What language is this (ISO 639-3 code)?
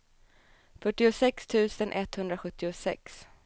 swe